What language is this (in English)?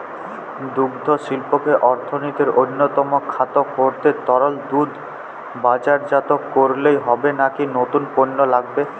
Bangla